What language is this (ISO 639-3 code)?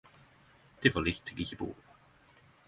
nno